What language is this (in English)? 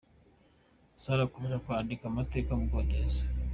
Kinyarwanda